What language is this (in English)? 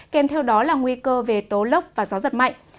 Vietnamese